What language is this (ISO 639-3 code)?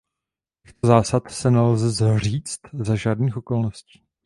ces